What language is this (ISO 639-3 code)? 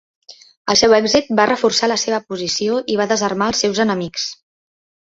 cat